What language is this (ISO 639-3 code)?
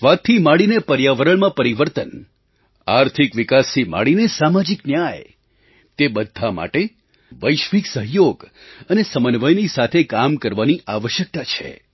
guj